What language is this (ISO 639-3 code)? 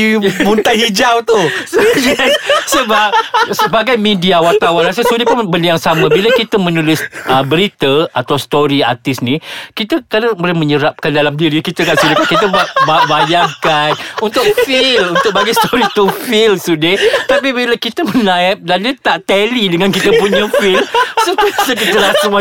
msa